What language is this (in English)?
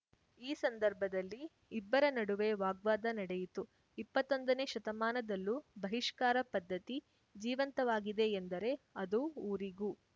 Kannada